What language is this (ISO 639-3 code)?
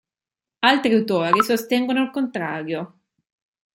ita